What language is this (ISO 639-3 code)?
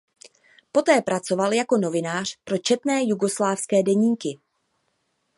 ces